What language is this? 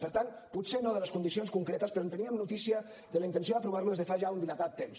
Catalan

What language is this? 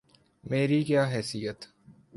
Urdu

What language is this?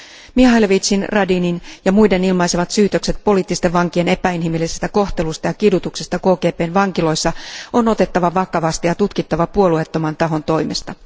Finnish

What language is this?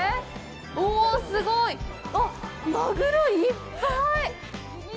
Japanese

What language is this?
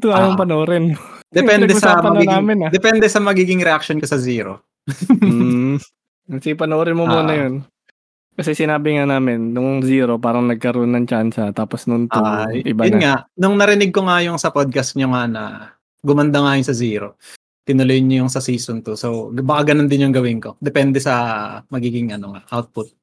Filipino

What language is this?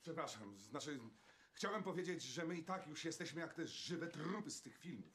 Polish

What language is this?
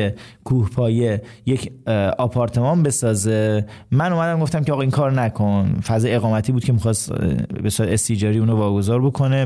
Persian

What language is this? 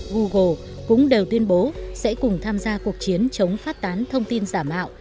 Vietnamese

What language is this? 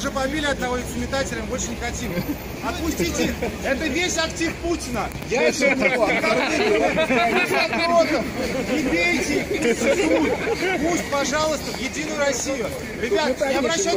Russian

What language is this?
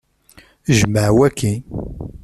Kabyle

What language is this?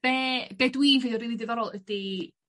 Welsh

